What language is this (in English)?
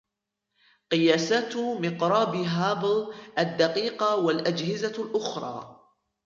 Arabic